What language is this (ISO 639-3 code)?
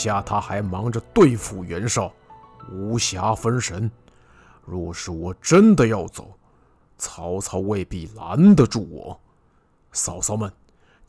zho